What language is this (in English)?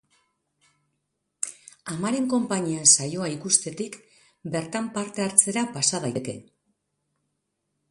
Basque